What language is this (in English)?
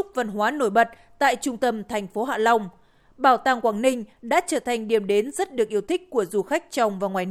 Vietnamese